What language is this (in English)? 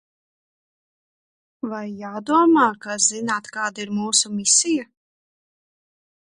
Latvian